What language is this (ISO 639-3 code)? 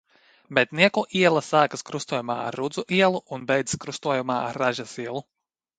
lav